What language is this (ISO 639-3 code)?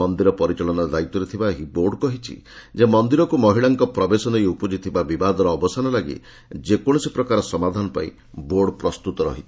ori